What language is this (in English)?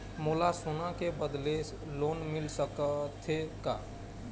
Chhattisgarhi